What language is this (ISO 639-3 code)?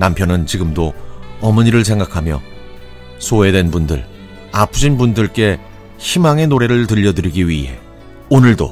kor